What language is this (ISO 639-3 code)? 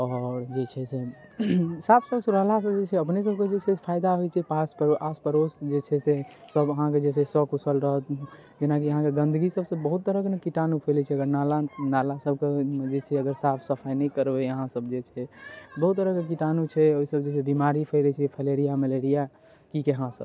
mai